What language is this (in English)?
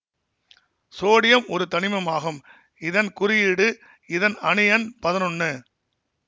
Tamil